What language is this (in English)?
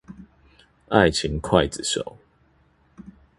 Chinese